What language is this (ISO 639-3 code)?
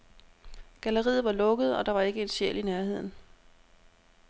dan